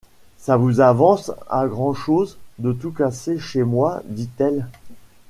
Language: French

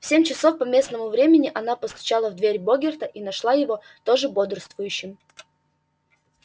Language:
Russian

